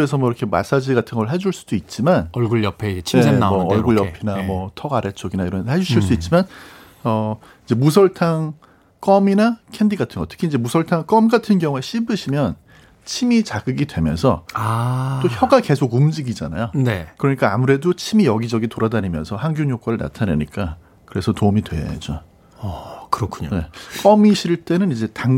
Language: Korean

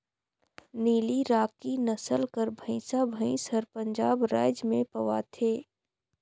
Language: Chhattisgarhi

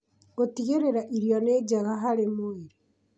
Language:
Kikuyu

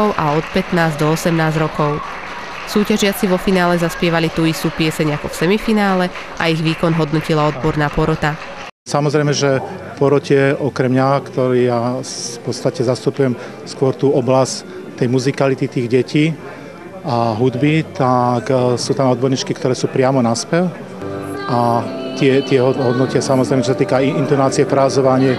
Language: Slovak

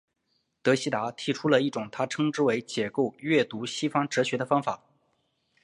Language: Chinese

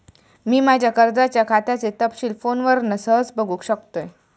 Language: Marathi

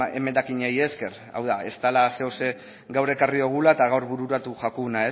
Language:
Basque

